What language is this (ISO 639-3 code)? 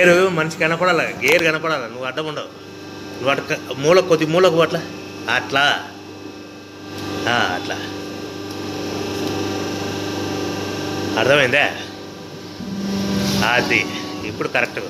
tha